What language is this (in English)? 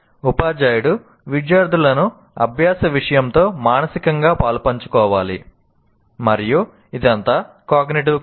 Telugu